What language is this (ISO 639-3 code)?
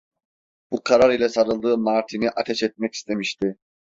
tur